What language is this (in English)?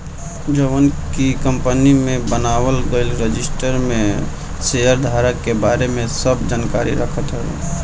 Bhojpuri